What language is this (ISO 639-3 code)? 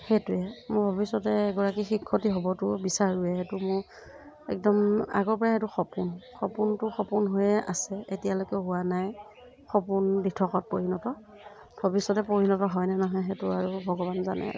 asm